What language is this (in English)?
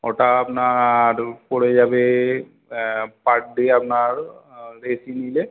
Bangla